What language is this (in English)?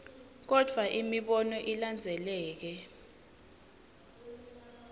Swati